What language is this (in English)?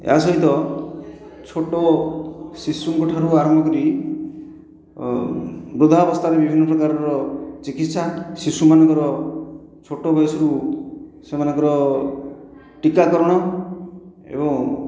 Odia